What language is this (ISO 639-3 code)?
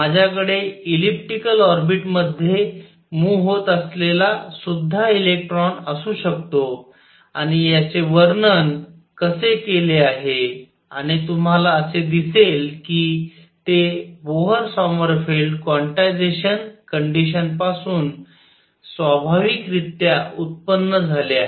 mar